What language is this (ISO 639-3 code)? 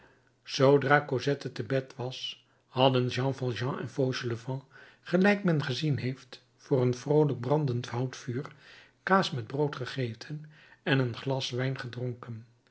nld